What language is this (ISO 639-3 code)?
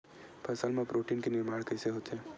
hne